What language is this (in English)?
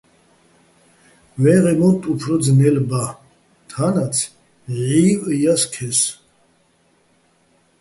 Bats